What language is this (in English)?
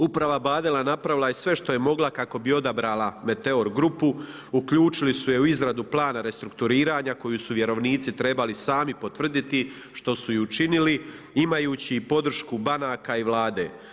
Croatian